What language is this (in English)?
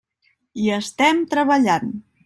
Catalan